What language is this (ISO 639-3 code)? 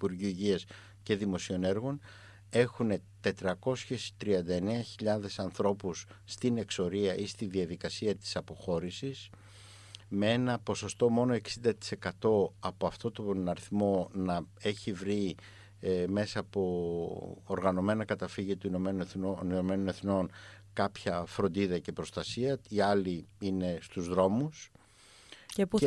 ell